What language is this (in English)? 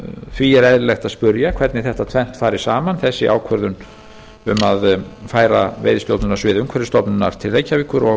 Icelandic